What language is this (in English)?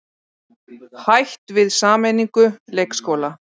Icelandic